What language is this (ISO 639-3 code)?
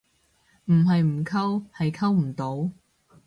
yue